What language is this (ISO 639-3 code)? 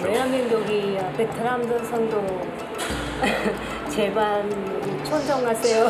kor